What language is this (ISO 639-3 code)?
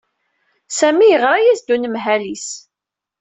kab